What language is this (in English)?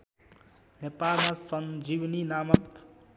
Nepali